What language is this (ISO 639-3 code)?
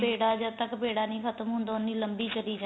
pan